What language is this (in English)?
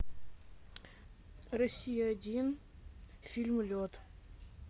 Russian